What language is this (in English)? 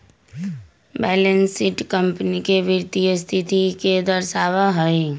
Magahi